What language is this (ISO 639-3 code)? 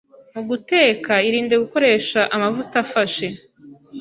kin